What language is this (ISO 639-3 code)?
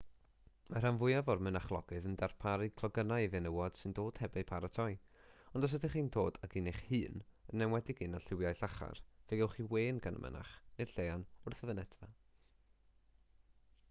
cym